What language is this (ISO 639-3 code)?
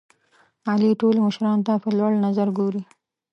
pus